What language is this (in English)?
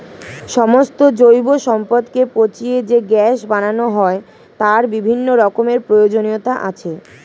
Bangla